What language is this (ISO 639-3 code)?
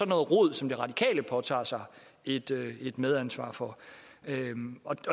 dan